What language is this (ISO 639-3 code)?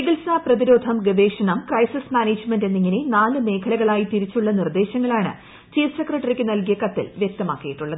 mal